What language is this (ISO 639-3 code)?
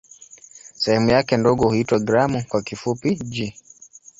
swa